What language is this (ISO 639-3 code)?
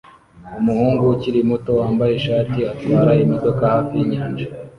kin